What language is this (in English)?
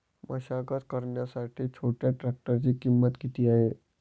Marathi